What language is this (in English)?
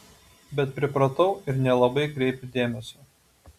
Lithuanian